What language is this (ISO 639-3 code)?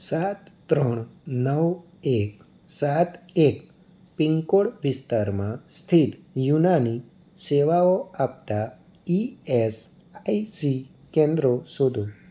guj